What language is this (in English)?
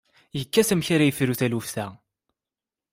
Kabyle